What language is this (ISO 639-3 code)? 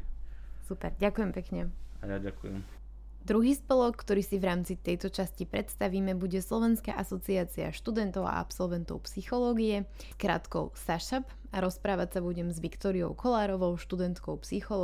slk